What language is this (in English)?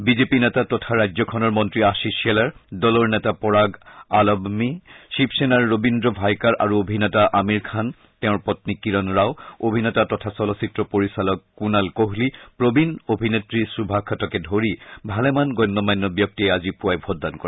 Assamese